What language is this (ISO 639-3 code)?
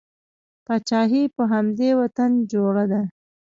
pus